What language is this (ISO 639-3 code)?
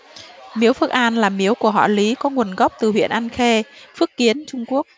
vie